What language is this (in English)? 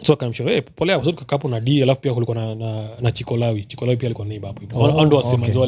Swahili